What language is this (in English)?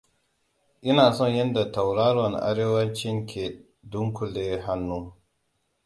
Hausa